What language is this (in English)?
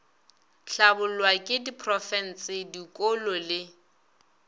Northern Sotho